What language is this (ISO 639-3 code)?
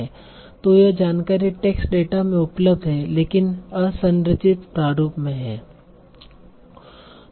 hin